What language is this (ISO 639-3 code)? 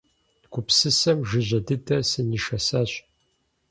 kbd